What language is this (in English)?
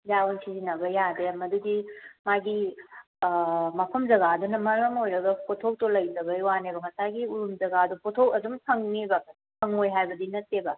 Manipuri